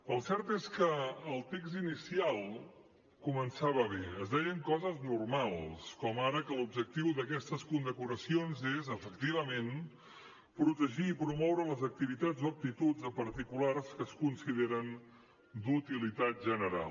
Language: Catalan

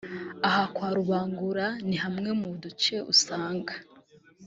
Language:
Kinyarwanda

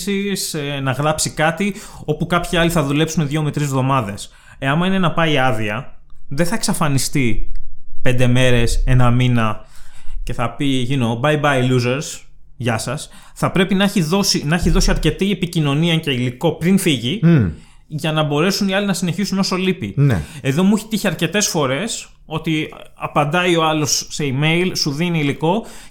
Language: Greek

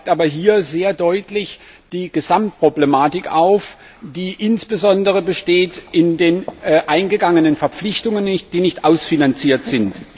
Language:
German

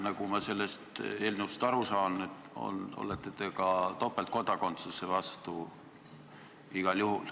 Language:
Estonian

